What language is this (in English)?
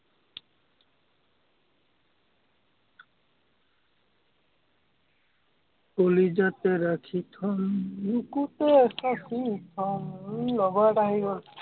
Assamese